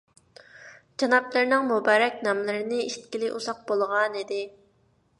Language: Uyghur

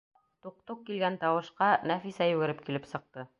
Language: Bashkir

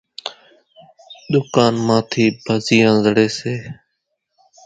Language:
Kachi Koli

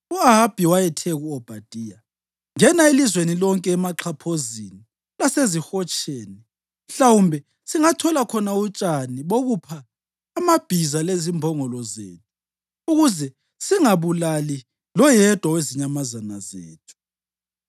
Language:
North Ndebele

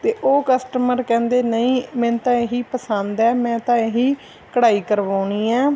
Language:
Punjabi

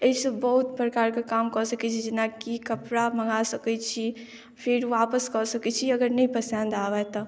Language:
Maithili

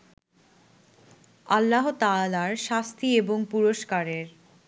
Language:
Bangla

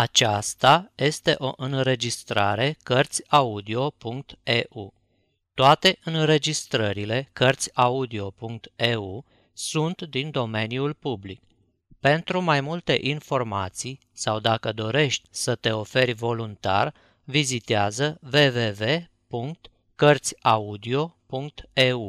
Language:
Romanian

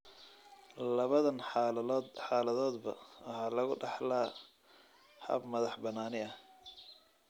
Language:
Somali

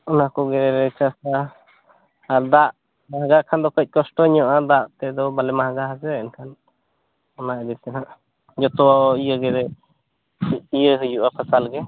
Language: Santali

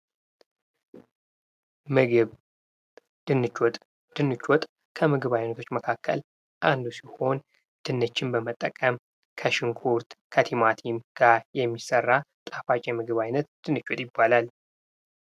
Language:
Amharic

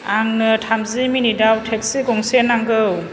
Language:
Bodo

